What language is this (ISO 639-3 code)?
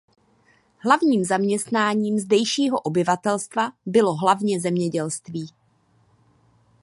ces